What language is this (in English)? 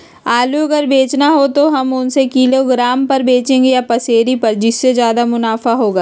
Magahi